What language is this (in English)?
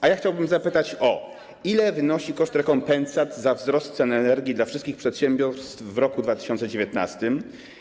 Polish